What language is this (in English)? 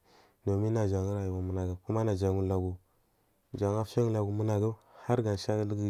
Marghi South